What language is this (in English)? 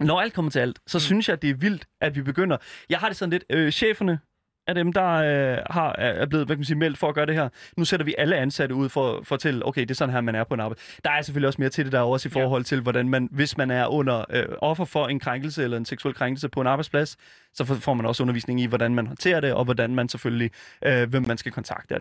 Danish